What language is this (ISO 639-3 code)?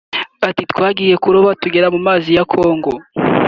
kin